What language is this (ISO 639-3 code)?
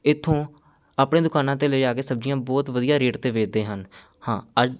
pan